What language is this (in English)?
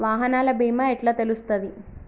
Telugu